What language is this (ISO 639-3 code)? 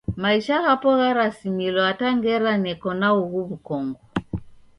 dav